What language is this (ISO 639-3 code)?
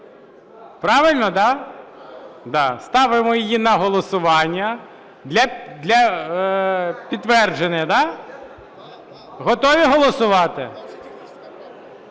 ukr